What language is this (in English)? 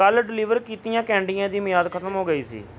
Punjabi